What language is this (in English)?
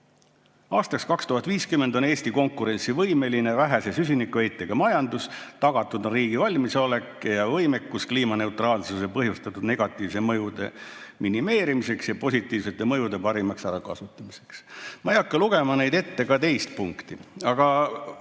Estonian